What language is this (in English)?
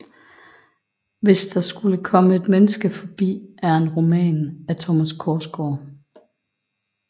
Danish